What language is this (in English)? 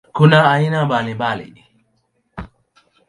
Swahili